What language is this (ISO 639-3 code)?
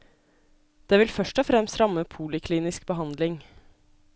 nor